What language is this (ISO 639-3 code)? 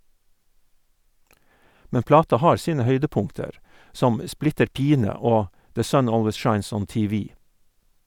nor